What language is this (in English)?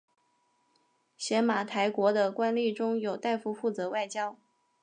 Chinese